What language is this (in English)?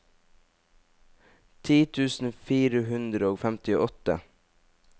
Norwegian